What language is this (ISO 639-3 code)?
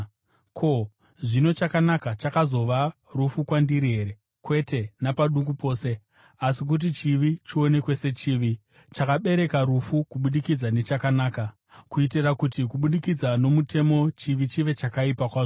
sna